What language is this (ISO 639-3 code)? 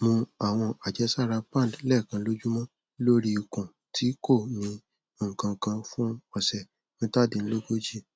yor